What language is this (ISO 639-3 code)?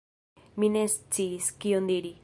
epo